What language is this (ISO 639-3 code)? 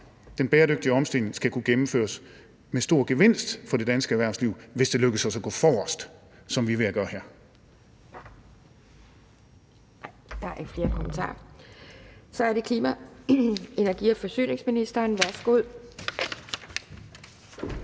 dan